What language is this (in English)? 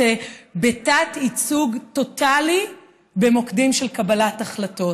Hebrew